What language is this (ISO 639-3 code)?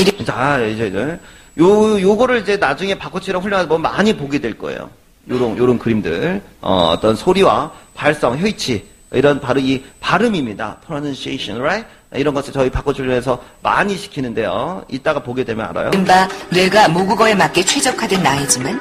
kor